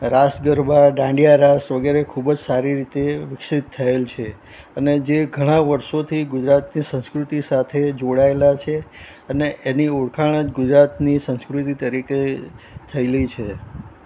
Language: Gujarati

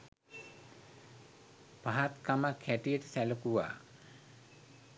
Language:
Sinhala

